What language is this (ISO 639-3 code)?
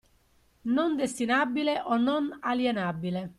ita